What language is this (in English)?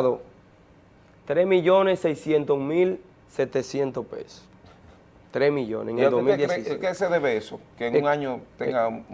Spanish